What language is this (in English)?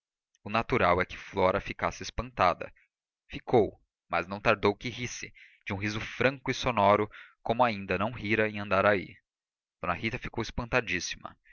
Portuguese